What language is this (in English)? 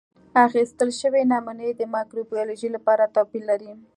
Pashto